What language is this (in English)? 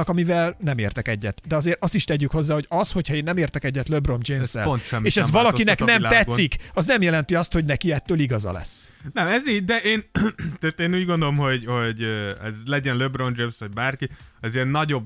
Hungarian